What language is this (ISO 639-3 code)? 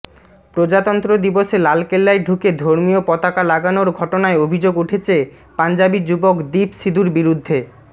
ben